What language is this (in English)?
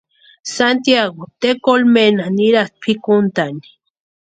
Western Highland Purepecha